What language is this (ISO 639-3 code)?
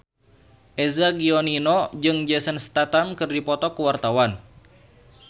sun